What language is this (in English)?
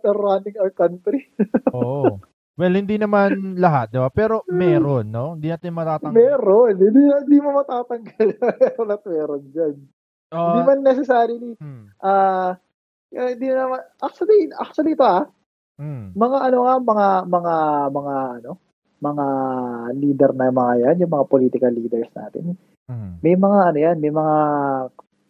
Filipino